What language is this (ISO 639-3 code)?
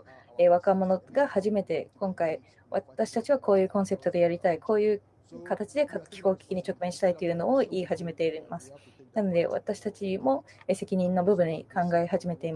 jpn